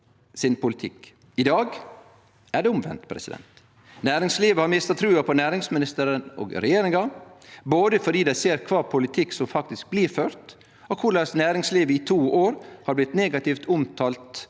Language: Norwegian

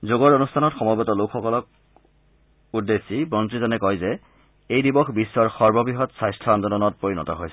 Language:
Assamese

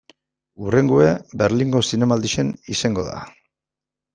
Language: Basque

